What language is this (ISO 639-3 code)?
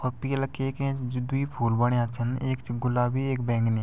gbm